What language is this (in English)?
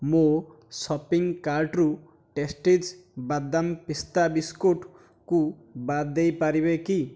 Odia